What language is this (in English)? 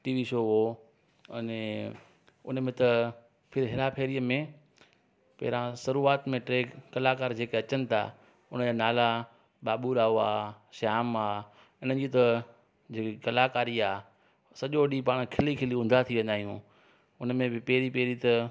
Sindhi